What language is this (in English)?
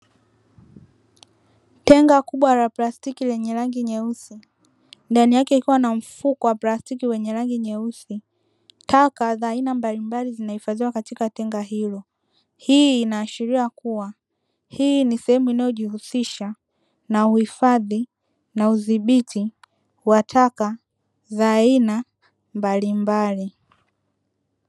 Swahili